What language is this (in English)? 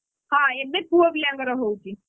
Odia